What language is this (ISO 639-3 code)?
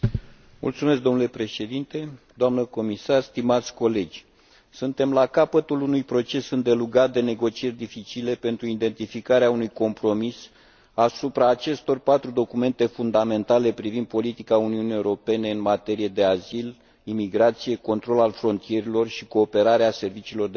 ron